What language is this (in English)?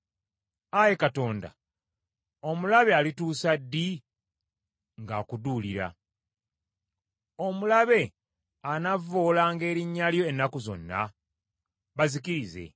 Ganda